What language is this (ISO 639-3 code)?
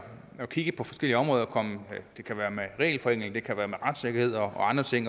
dan